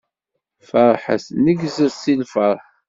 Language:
Kabyle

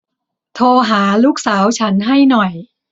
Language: Thai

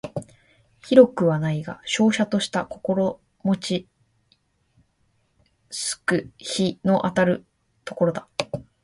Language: Japanese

